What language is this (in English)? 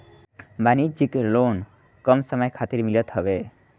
Bhojpuri